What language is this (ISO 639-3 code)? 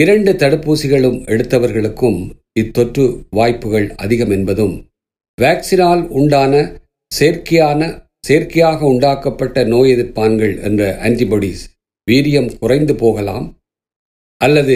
tam